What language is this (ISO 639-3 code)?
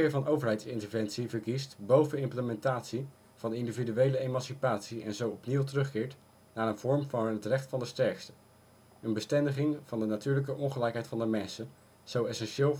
nld